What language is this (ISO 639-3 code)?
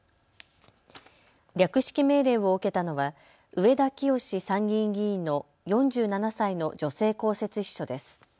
jpn